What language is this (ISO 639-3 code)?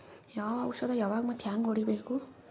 kan